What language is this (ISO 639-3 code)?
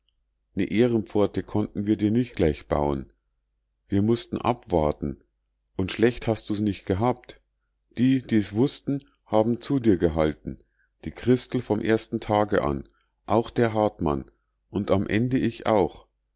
deu